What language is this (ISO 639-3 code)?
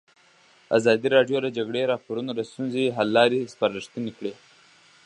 pus